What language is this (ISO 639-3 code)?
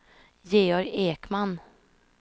swe